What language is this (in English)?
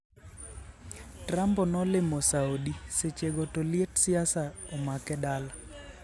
Luo (Kenya and Tanzania)